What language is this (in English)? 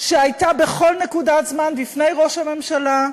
Hebrew